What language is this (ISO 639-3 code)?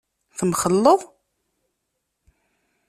kab